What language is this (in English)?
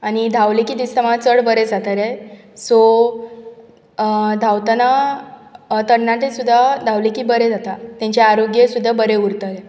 Konkani